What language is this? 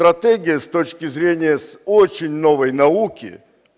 Russian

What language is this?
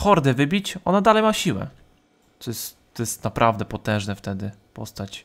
Polish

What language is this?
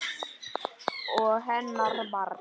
Icelandic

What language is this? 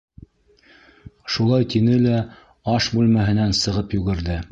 Bashkir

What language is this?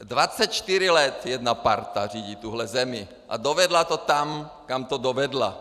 Czech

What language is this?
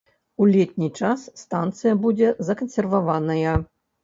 Belarusian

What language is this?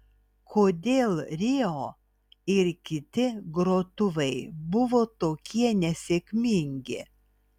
Lithuanian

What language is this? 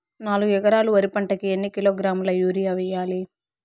Telugu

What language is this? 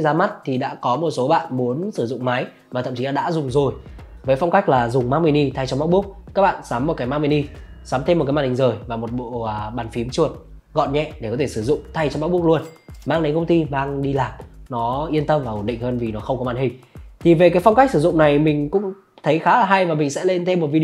Vietnamese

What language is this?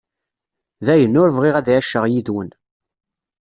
Kabyle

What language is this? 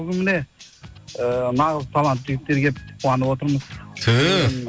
Kazakh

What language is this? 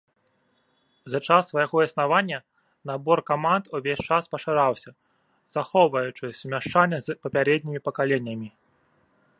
Belarusian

